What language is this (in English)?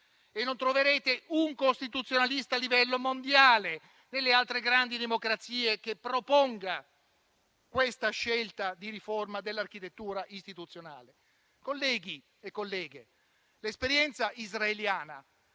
Italian